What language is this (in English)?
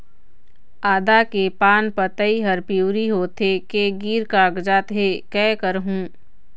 Chhattisgarhi